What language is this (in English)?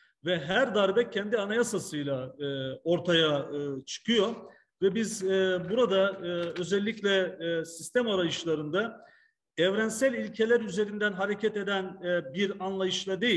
Turkish